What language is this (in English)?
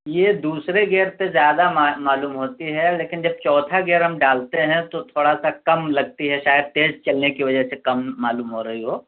Urdu